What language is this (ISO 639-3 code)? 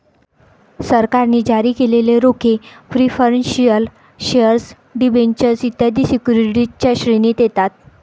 mar